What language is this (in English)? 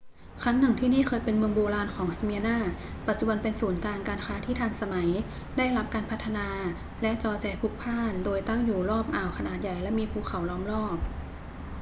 Thai